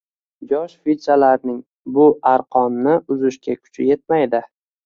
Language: Uzbek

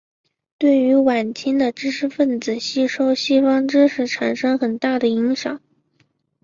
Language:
Chinese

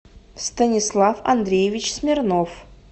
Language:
Russian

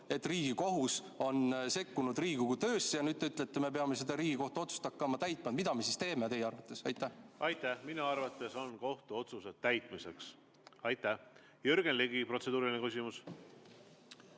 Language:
Estonian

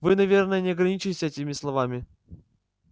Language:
Russian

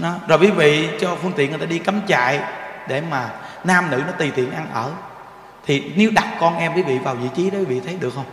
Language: Vietnamese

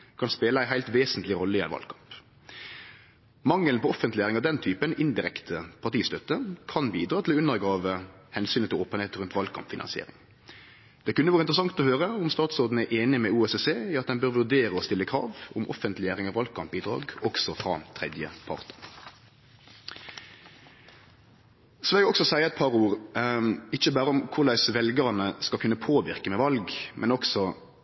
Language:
Norwegian Nynorsk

